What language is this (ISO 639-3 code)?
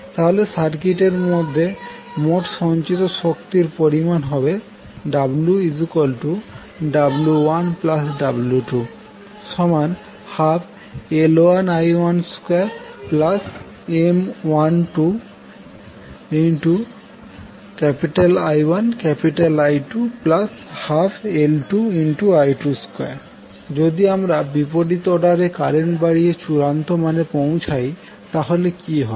ben